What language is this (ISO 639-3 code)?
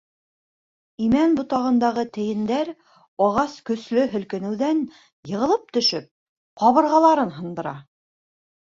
bak